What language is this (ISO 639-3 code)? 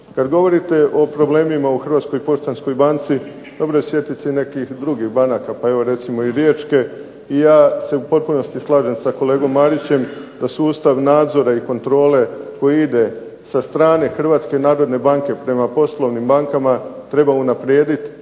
hrv